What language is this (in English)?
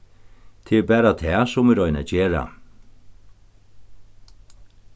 Faroese